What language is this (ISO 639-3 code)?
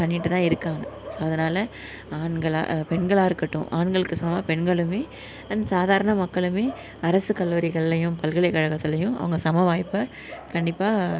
tam